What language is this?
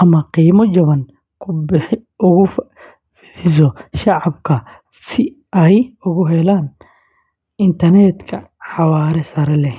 Somali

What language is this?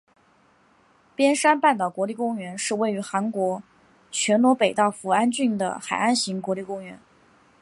Chinese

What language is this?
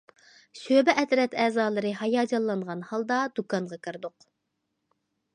Uyghur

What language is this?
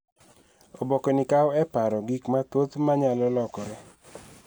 Luo (Kenya and Tanzania)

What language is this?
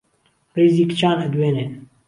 Central Kurdish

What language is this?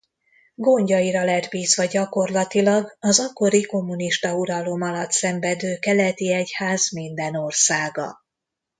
Hungarian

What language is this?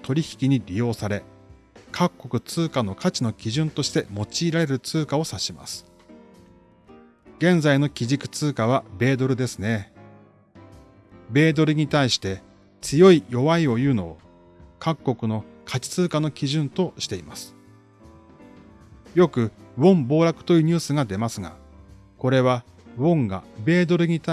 Japanese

